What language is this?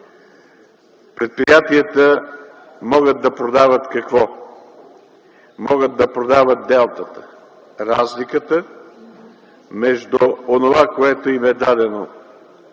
Bulgarian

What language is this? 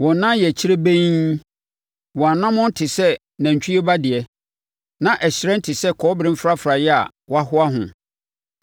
Akan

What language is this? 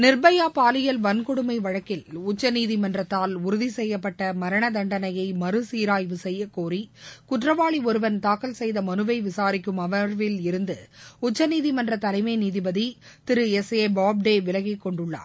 Tamil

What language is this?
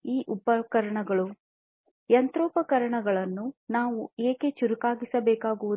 Kannada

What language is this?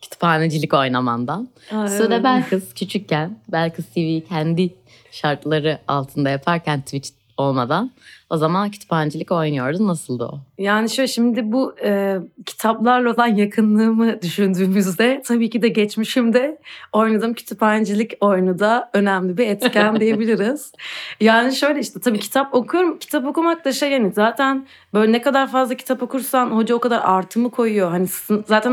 Turkish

